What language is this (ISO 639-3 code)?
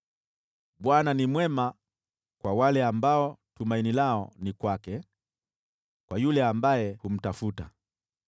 swa